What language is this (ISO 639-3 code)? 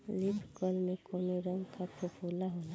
bho